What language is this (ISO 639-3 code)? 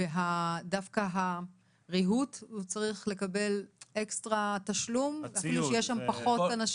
heb